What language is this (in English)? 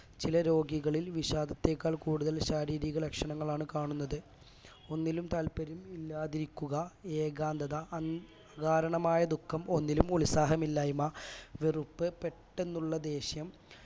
Malayalam